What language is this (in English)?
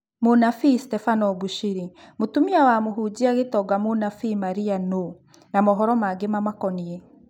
Kikuyu